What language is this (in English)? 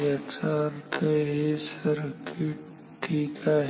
Marathi